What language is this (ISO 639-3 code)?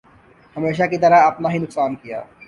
urd